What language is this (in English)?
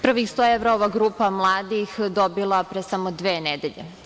Serbian